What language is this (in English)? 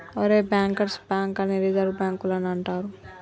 Telugu